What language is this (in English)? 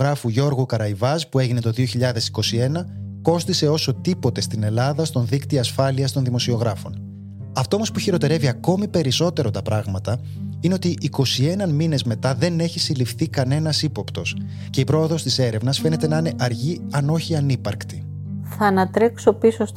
Greek